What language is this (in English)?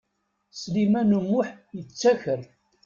Kabyle